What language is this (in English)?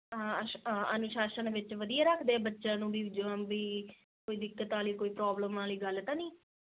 Punjabi